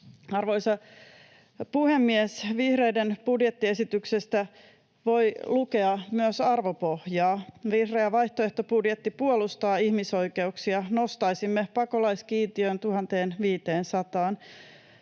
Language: Finnish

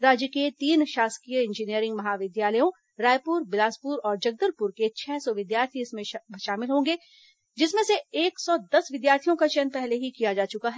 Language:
Hindi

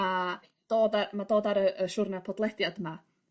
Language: Welsh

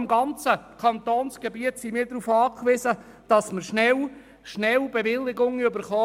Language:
Swiss German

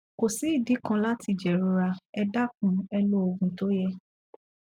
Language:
Yoruba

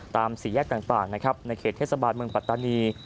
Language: Thai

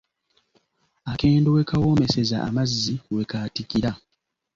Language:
Ganda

